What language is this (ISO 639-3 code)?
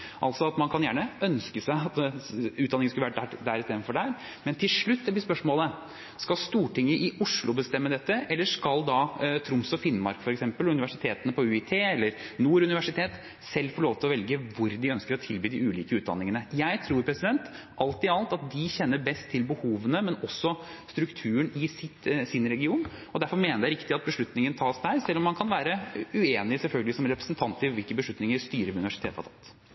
nor